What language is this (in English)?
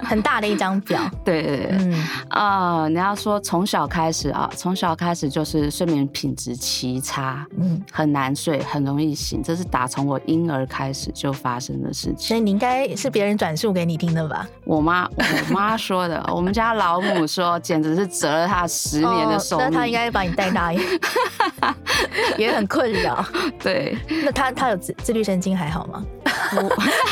Chinese